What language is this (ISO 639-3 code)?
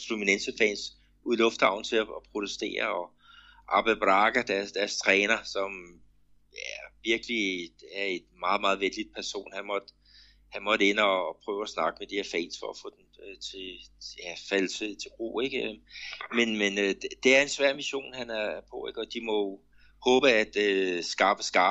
dan